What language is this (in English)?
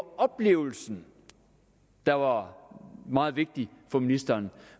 Danish